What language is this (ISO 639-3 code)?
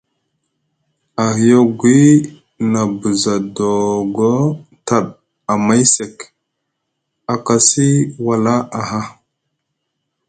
mug